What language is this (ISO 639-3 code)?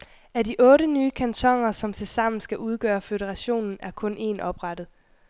dan